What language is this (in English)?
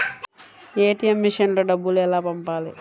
Telugu